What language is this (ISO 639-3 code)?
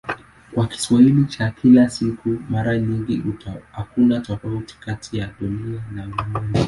swa